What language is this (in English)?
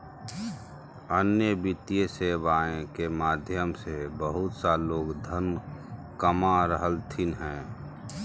Magahi